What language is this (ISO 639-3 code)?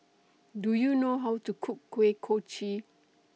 eng